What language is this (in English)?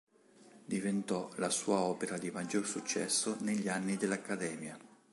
Italian